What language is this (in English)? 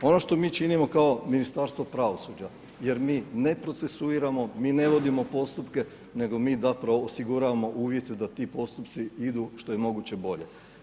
Croatian